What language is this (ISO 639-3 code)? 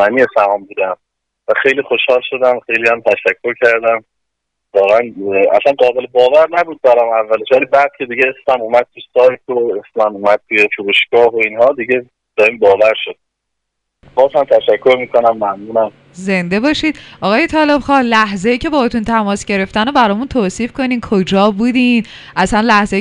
fas